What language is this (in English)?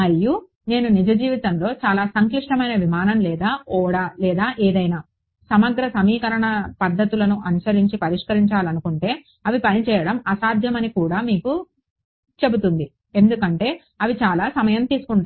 Telugu